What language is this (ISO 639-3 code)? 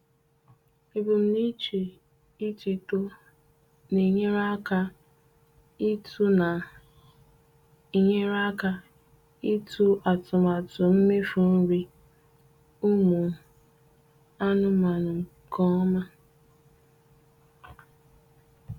ibo